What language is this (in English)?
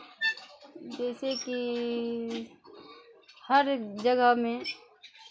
Maithili